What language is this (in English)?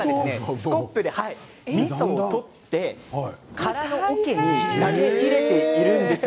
Japanese